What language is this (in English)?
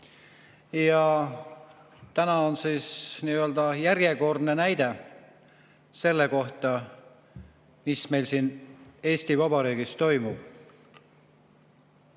Estonian